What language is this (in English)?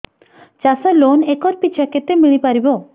Odia